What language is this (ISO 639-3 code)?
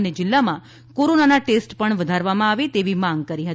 guj